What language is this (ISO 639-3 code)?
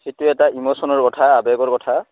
asm